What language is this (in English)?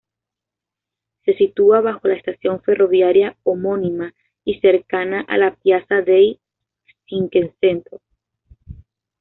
Spanish